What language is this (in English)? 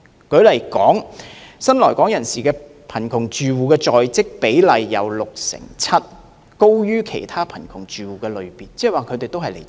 Cantonese